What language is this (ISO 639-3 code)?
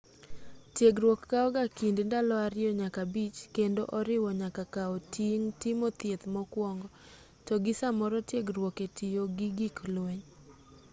luo